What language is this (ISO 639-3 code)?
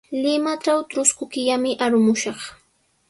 qws